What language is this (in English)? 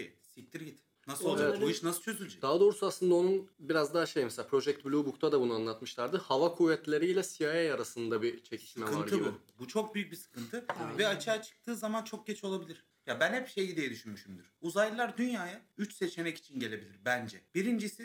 Turkish